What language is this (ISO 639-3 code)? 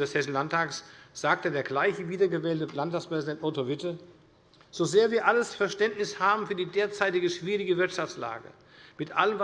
deu